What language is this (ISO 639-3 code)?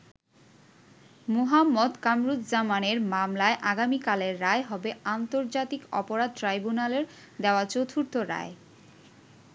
ben